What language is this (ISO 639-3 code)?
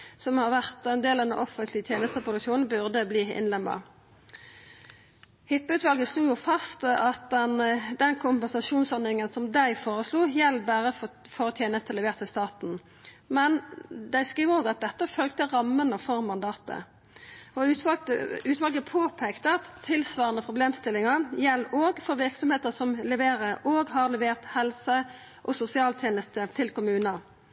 nno